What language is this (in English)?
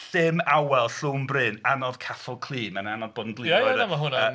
Welsh